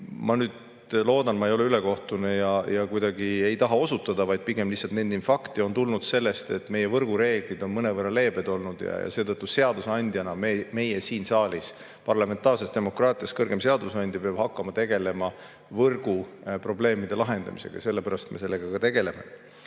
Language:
Estonian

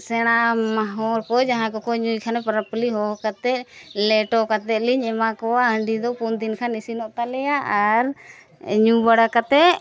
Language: Santali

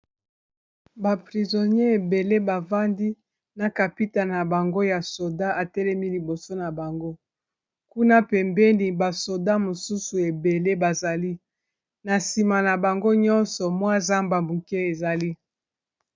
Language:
Lingala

